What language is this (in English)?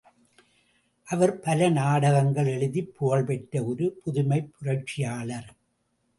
Tamil